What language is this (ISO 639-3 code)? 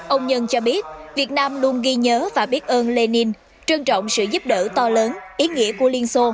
vie